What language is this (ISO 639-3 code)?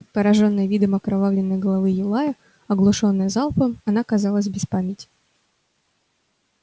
rus